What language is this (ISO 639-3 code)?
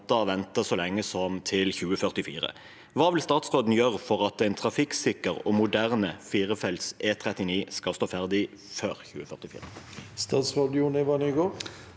nor